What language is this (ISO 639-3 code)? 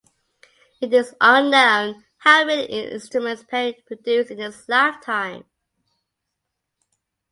eng